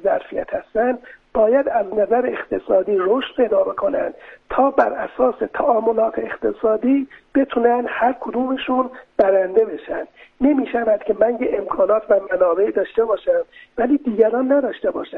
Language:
Persian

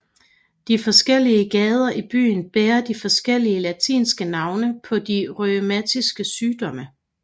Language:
Danish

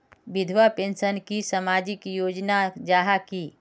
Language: Magahi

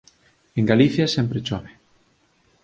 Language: Galician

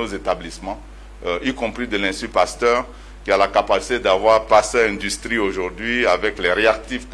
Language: French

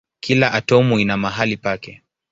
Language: Swahili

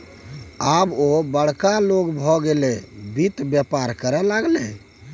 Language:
Maithili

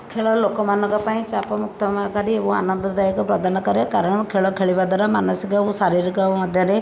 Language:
Odia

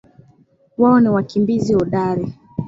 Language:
Swahili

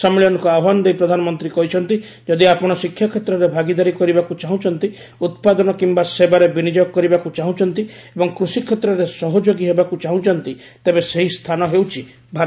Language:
Odia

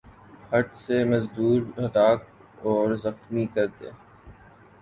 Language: Urdu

